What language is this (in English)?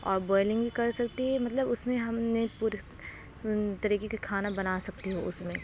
Urdu